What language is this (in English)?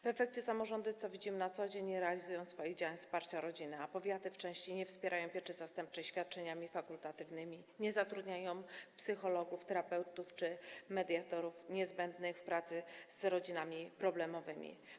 Polish